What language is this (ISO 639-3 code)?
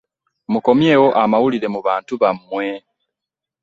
lug